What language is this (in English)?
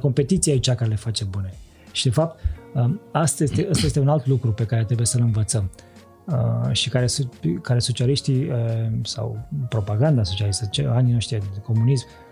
Romanian